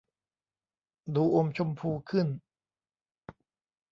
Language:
Thai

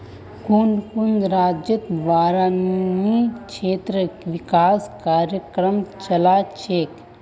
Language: Magahi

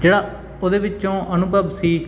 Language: Punjabi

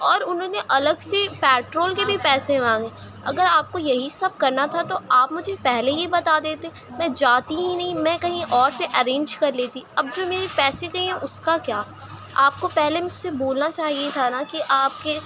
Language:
Urdu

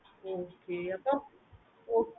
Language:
Tamil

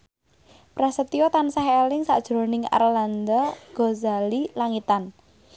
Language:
Javanese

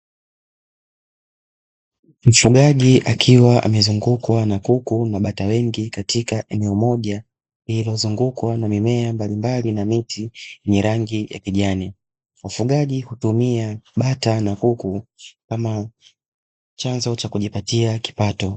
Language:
Swahili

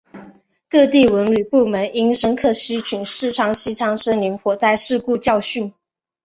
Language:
Chinese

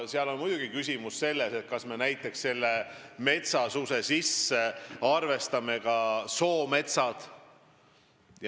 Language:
Estonian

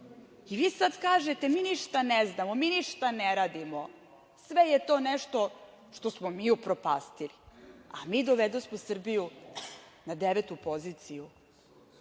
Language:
Serbian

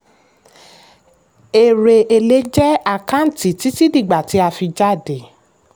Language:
Yoruba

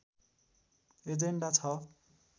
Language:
Nepali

